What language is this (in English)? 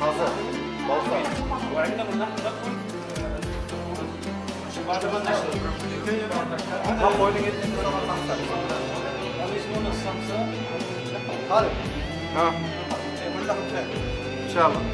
Arabic